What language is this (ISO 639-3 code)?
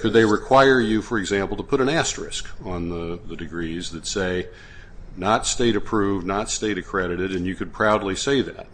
eng